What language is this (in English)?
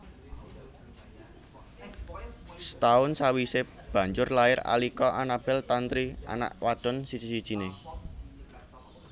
Javanese